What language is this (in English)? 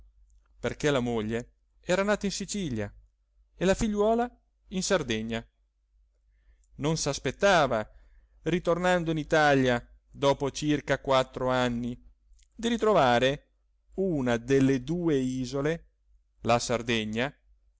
Italian